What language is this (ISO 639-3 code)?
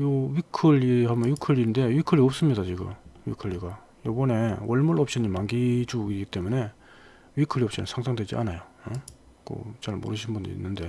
kor